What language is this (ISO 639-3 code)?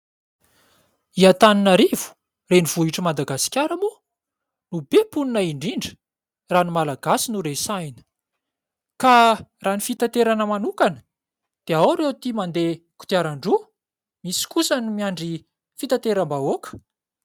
mlg